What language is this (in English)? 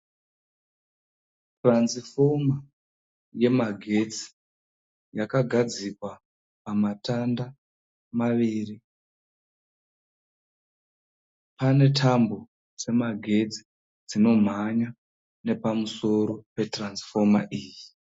Shona